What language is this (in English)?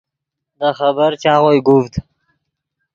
Yidgha